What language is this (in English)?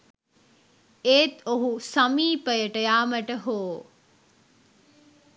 Sinhala